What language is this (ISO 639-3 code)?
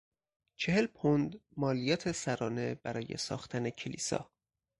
fas